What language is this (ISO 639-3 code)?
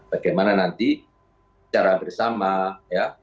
ind